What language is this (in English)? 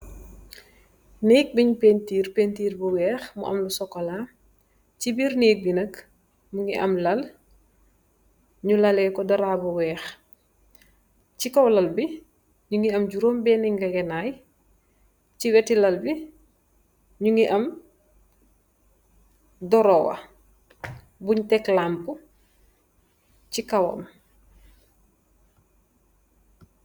Wolof